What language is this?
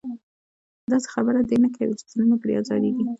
Pashto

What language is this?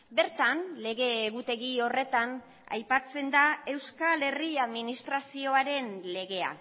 Basque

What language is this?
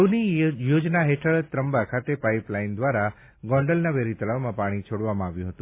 Gujarati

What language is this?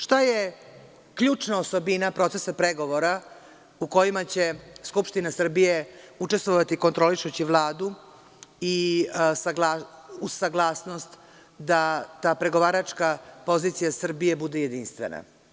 Serbian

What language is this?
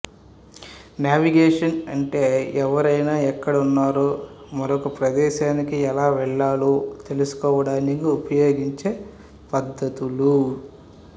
Telugu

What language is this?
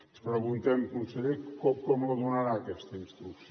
Catalan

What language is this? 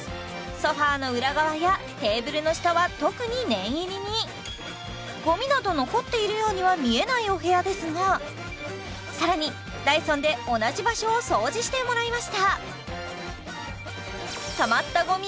Japanese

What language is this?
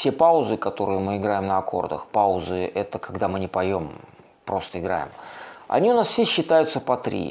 Russian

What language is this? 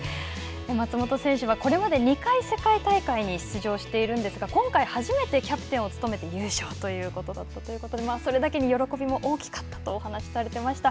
Japanese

